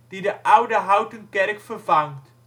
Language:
Dutch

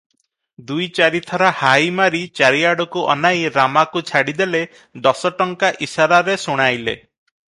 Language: Odia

